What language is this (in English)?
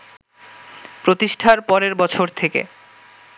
Bangla